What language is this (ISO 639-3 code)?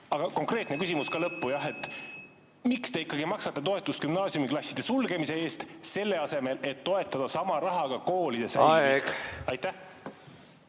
est